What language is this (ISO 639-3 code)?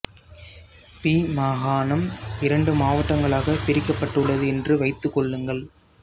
tam